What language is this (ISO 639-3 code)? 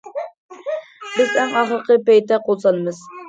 uig